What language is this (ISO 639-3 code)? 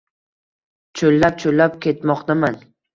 uzb